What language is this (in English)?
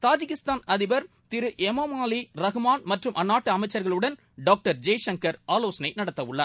Tamil